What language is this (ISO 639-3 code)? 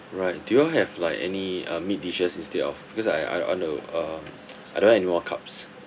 eng